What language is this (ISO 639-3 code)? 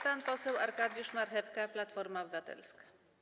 pol